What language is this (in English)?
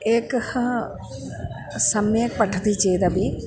Sanskrit